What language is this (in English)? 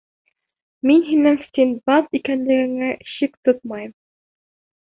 Bashkir